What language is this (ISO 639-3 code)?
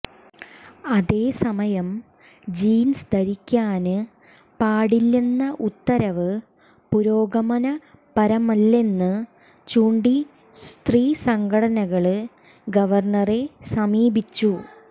mal